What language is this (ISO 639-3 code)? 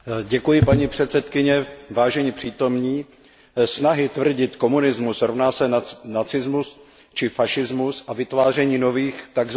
ces